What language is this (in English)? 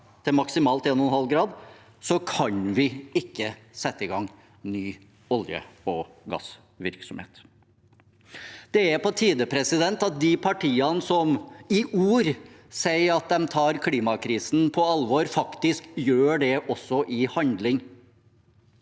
Norwegian